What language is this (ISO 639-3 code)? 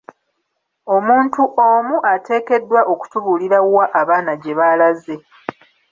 lug